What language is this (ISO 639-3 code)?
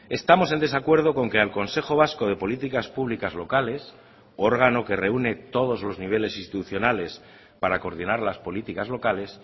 spa